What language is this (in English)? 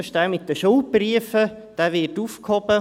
Swiss German